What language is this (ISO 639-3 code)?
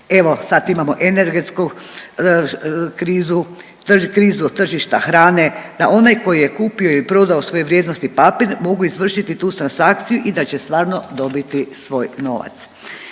hrv